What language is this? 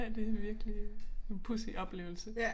Danish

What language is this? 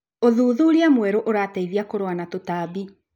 Kikuyu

